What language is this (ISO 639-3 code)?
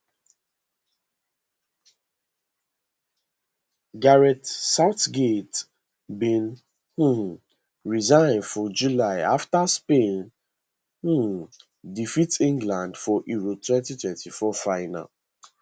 pcm